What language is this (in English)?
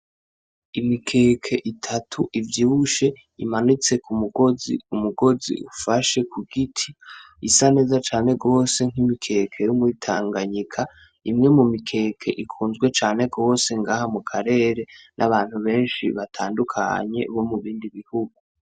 Rundi